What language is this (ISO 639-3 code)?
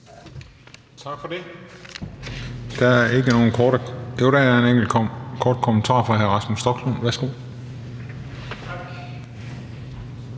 dan